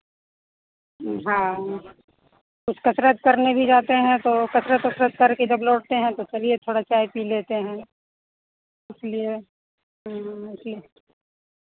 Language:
Hindi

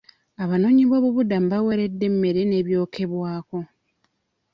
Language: Ganda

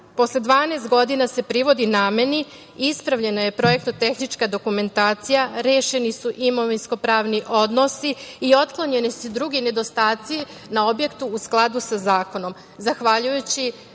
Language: Serbian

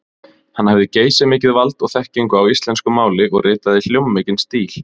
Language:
Icelandic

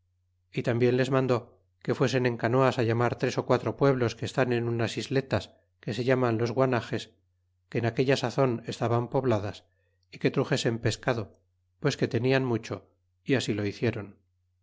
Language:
Spanish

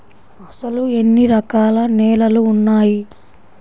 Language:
Telugu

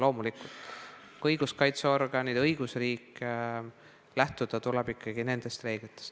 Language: Estonian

